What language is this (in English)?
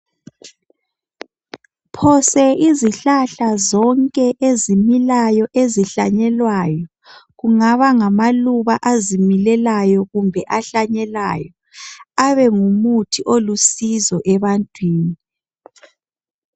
North Ndebele